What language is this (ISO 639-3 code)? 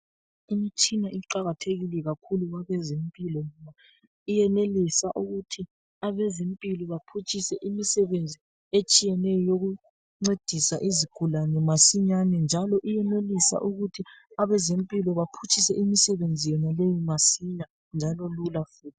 nde